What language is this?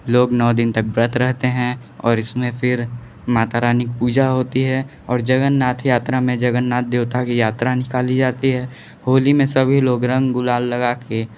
Hindi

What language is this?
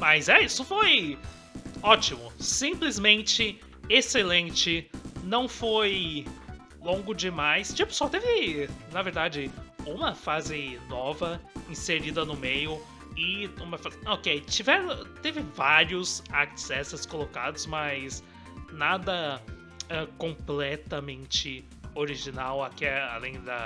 Portuguese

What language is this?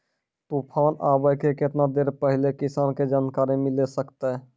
Maithili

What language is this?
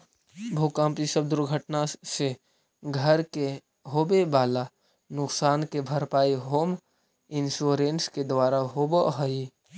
Magahi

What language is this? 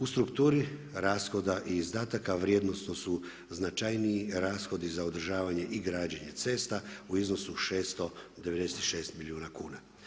Croatian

